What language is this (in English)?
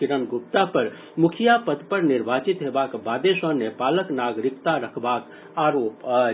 Maithili